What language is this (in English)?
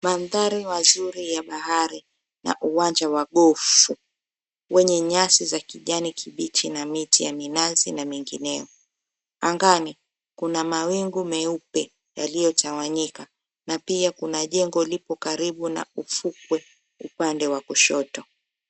Swahili